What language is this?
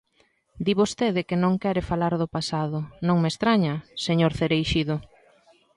Galician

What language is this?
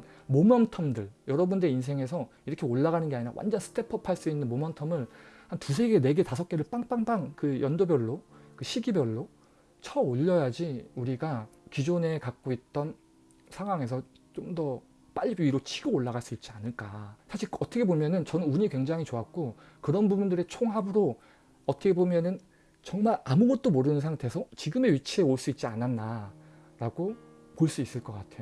Korean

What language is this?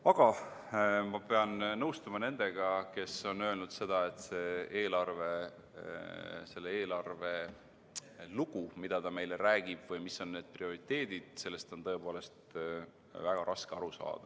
Estonian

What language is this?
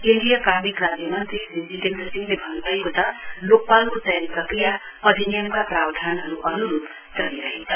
Nepali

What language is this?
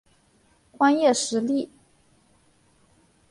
Chinese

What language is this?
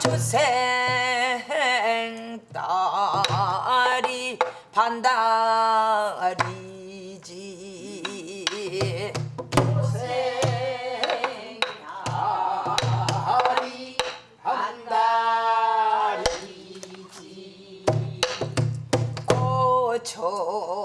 Korean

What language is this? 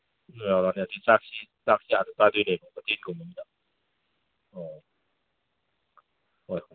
Manipuri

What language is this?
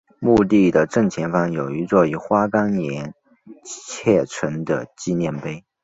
Chinese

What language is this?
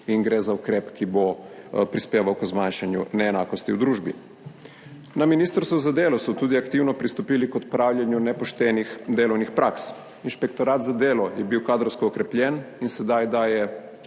Slovenian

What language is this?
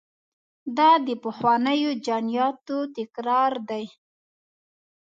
Pashto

